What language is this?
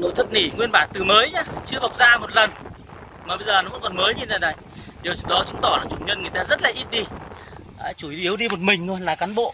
Vietnamese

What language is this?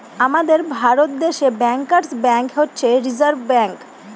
Bangla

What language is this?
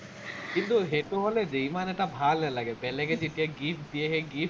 Assamese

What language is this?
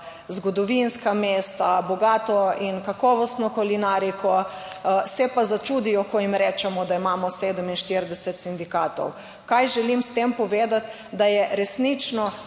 Slovenian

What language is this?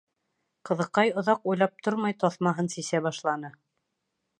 Bashkir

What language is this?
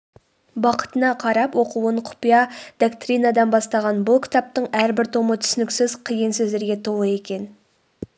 Kazakh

